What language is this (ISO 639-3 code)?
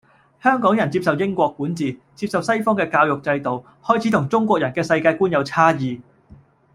yue